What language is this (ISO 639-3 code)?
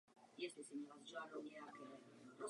ces